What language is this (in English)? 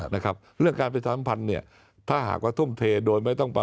Thai